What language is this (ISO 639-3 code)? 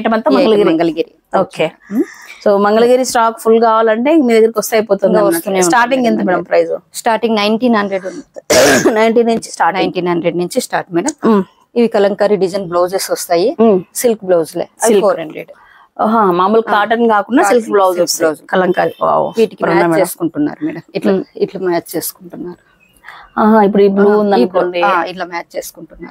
tel